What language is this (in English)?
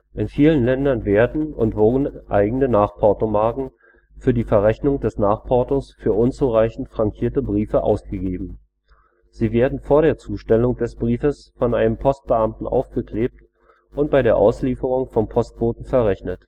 German